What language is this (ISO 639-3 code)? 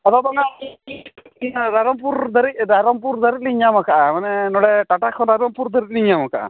sat